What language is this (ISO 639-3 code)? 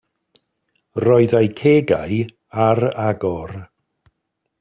cym